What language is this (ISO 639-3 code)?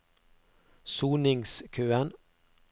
nor